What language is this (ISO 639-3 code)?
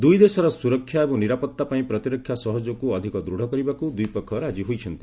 ori